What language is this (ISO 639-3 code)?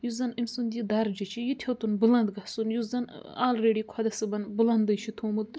kas